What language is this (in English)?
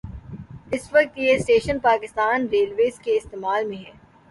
Urdu